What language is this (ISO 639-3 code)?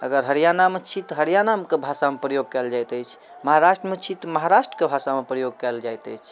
mai